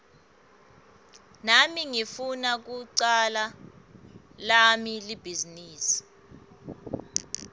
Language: Swati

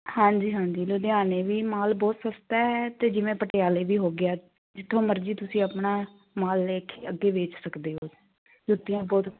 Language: Punjabi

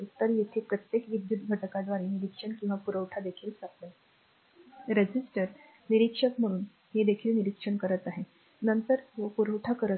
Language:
Marathi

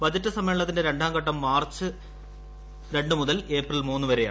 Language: Malayalam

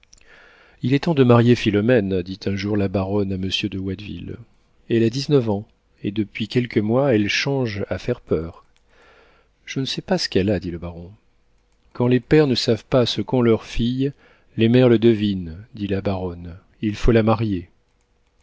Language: French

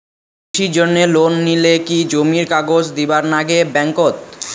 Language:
Bangla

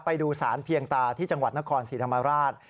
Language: Thai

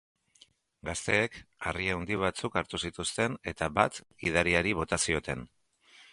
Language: Basque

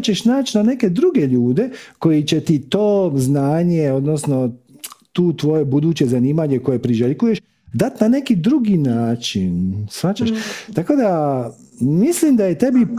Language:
Croatian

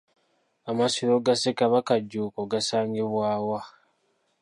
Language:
Ganda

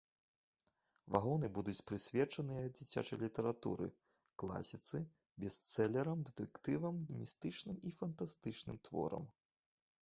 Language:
Belarusian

